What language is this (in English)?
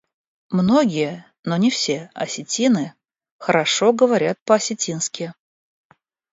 Russian